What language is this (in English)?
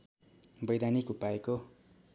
Nepali